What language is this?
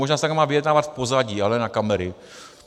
Czech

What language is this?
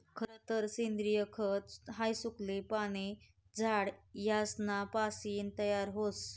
Marathi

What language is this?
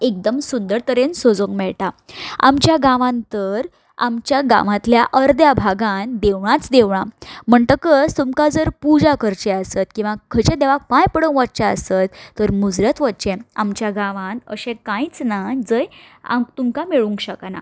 Konkani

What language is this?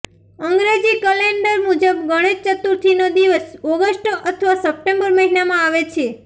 Gujarati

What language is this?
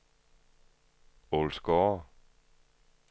Danish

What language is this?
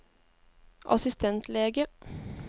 Norwegian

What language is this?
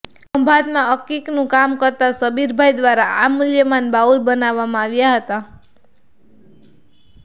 Gujarati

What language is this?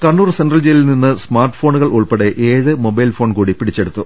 Malayalam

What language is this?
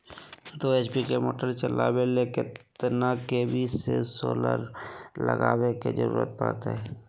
Magahi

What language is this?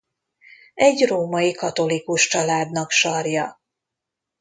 Hungarian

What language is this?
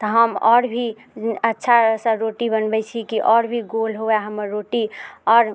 Maithili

